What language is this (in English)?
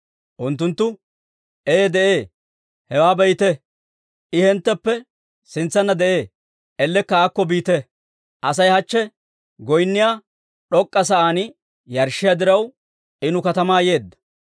Dawro